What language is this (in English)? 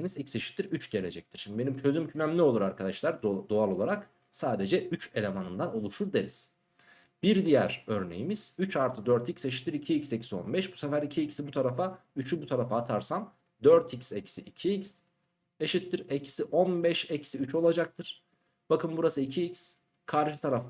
Turkish